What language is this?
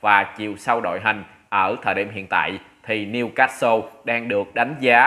Vietnamese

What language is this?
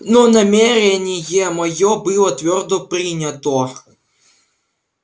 Russian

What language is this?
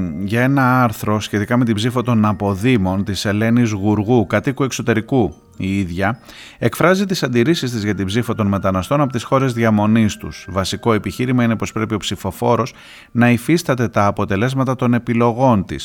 Greek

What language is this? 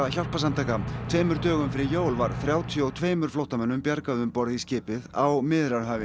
Icelandic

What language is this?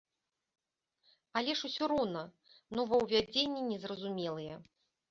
Belarusian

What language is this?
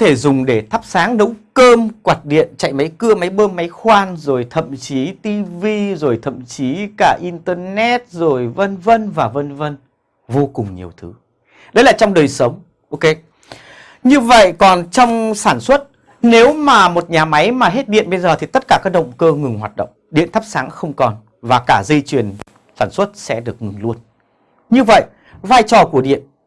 Vietnamese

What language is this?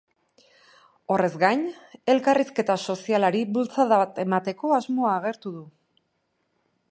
Basque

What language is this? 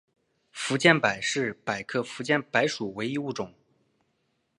Chinese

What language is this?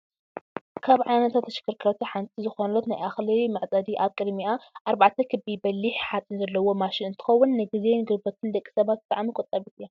Tigrinya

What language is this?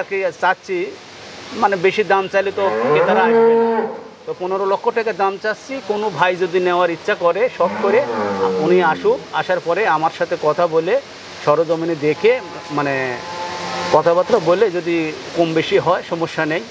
Bangla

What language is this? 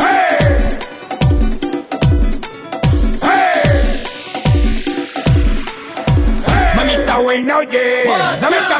Hungarian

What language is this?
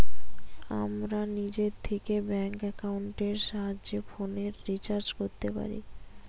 Bangla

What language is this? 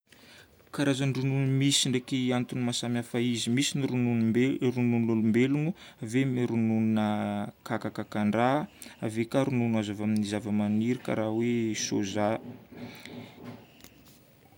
Northern Betsimisaraka Malagasy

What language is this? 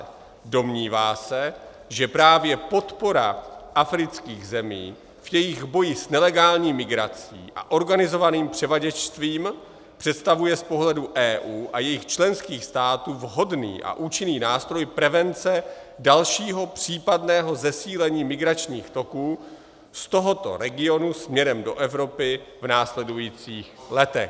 Czech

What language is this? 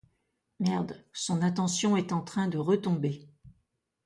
French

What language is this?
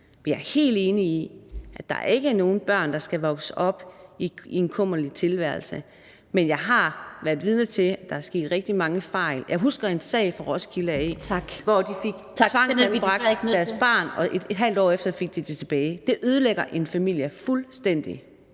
Danish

